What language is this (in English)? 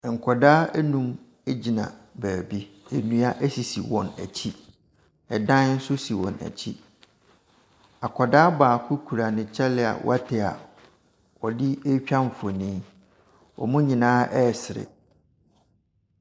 Akan